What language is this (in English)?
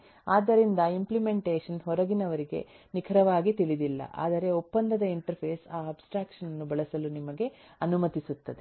Kannada